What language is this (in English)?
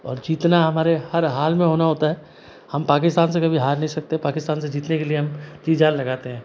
Hindi